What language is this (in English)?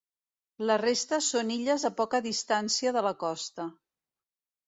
Catalan